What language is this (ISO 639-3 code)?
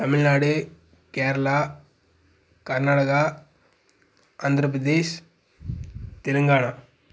tam